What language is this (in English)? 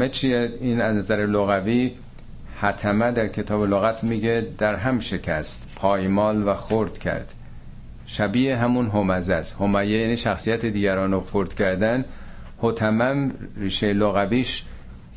Persian